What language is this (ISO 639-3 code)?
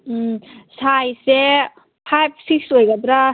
mni